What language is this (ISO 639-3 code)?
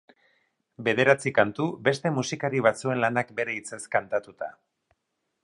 eus